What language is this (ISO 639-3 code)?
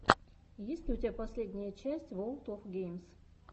rus